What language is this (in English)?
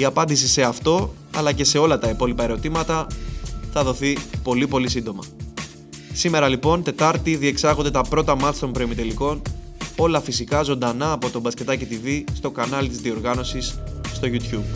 Greek